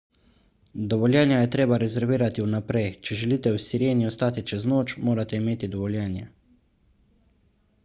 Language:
Slovenian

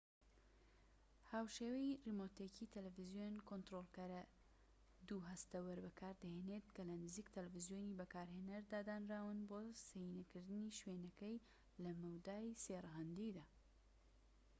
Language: Central Kurdish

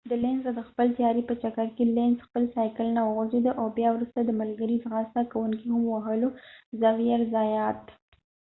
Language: Pashto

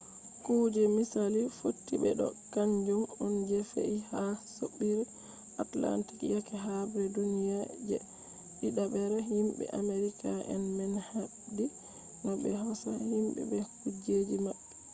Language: Fula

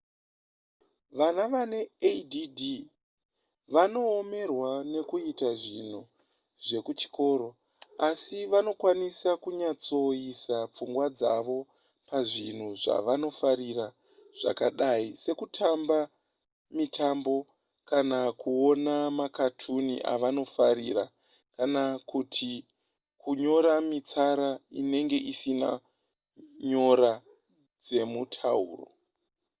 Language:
Shona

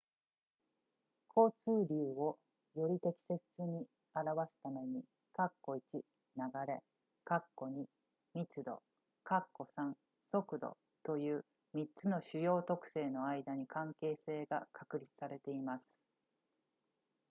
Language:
Japanese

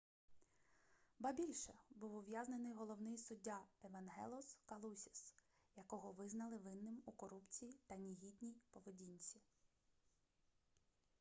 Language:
Ukrainian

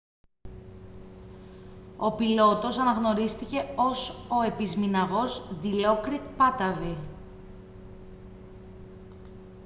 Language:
Greek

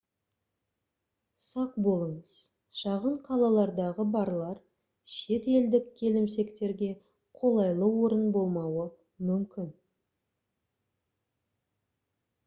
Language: Kazakh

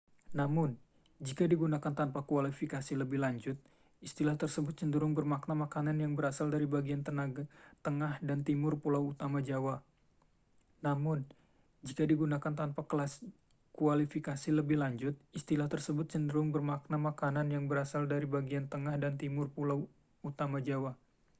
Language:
Indonesian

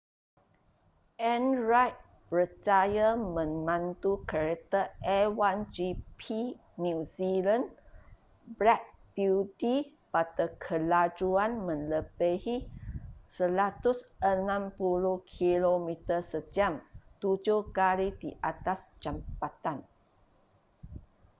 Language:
Malay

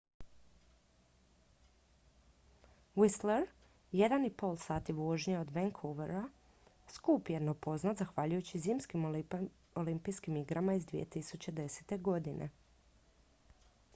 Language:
Croatian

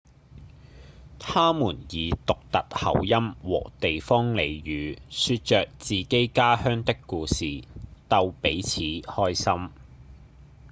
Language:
Cantonese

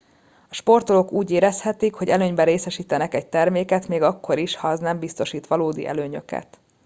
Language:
Hungarian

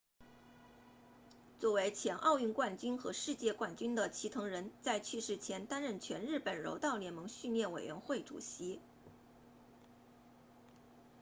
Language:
Chinese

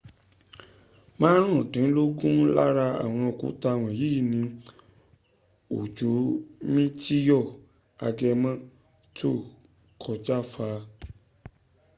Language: Yoruba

